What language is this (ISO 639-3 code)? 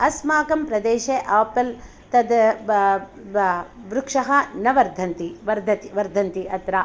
san